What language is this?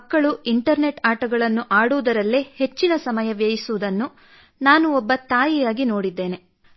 Kannada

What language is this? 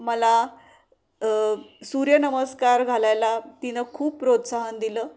Marathi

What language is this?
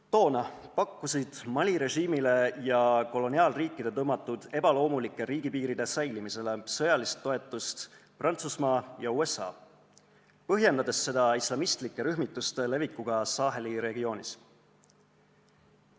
Estonian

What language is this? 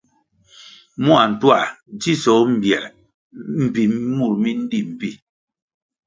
Kwasio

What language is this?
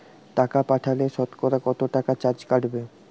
Bangla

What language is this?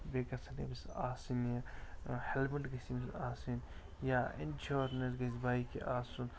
Kashmiri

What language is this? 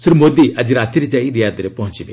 Odia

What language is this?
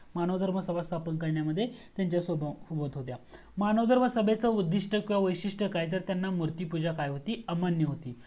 Marathi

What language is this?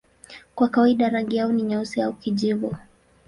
Swahili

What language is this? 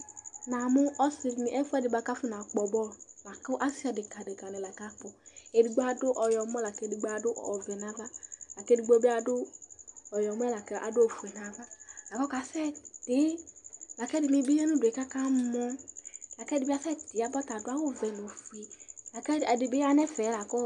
Ikposo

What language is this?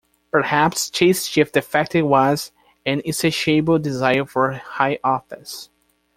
English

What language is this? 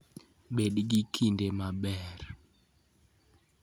Luo (Kenya and Tanzania)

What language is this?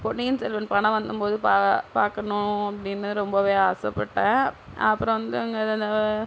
Tamil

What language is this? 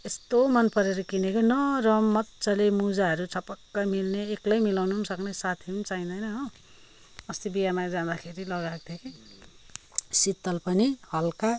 Nepali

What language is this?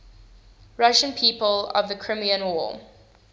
English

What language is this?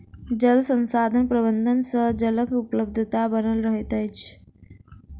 Maithili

